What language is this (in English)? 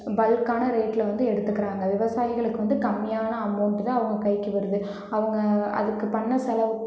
Tamil